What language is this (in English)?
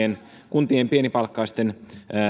Finnish